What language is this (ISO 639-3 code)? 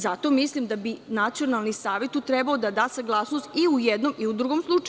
srp